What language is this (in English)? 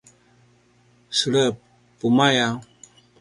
Paiwan